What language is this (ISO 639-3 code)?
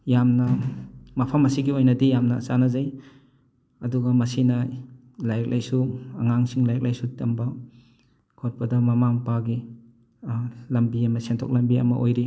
mni